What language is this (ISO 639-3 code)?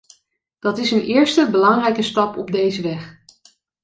nld